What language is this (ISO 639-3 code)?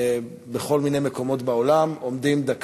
heb